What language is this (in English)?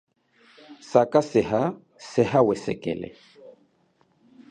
Chokwe